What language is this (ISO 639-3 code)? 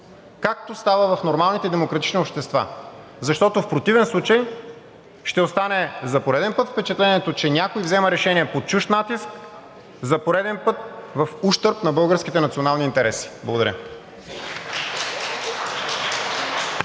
bul